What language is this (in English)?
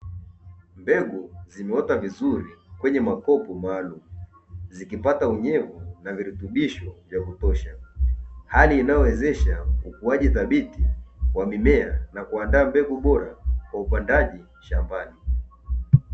Swahili